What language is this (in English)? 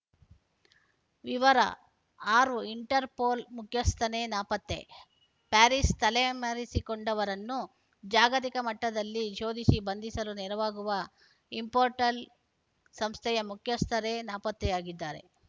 Kannada